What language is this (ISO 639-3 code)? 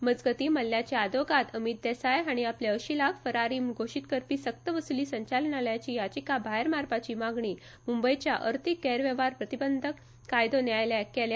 kok